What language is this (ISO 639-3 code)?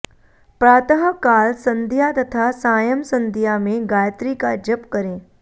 san